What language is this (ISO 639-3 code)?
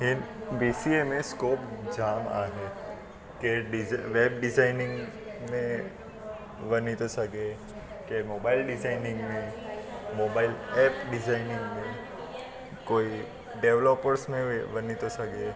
snd